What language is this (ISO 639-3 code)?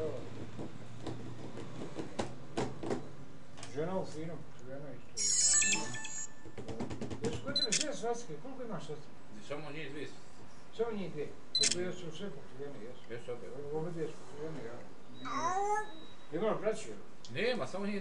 lav